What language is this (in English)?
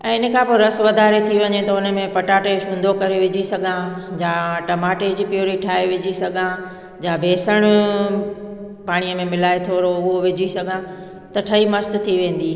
Sindhi